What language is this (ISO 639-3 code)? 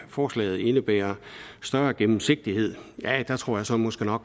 dan